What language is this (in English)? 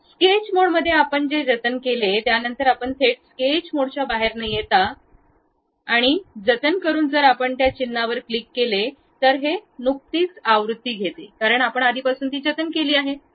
Marathi